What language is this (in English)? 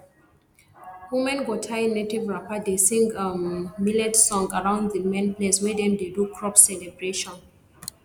Nigerian Pidgin